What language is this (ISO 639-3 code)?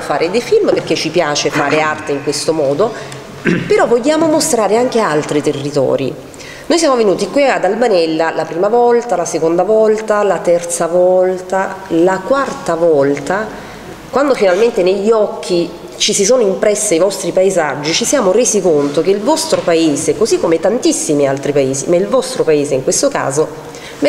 ita